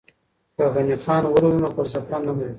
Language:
Pashto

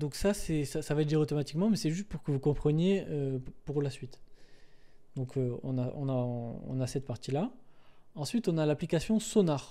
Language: French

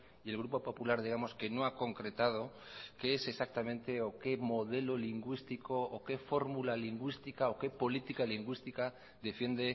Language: Spanish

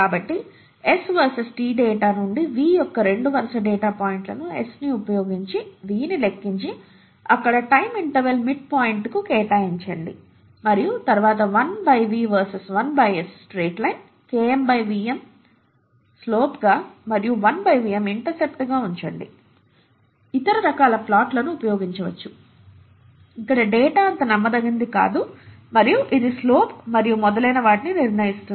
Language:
Telugu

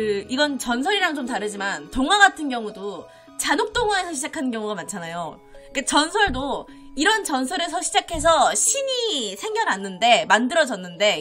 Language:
Korean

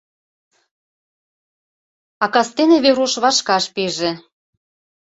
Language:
Mari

